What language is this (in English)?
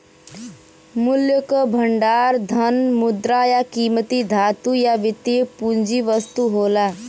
Bhojpuri